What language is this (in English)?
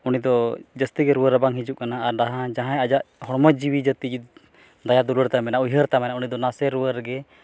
Santali